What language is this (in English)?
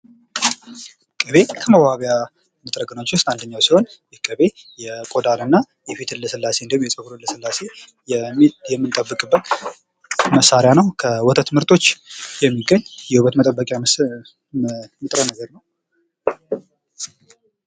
Amharic